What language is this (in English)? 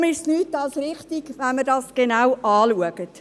Swiss German